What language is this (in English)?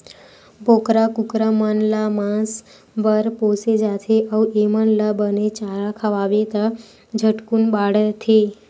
Chhattisgarhi